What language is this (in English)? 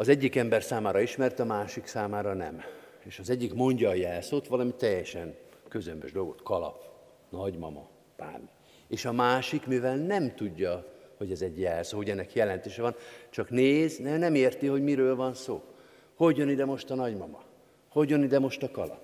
Hungarian